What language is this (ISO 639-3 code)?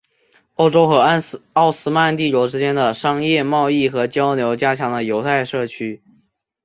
zho